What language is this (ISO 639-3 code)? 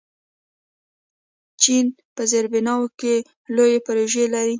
pus